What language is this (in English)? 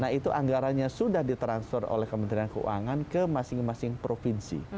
Indonesian